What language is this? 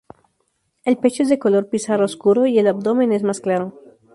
Spanish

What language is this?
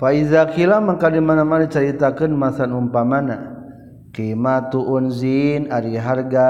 Malay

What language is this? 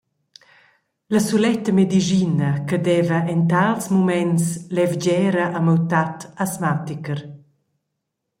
Romansh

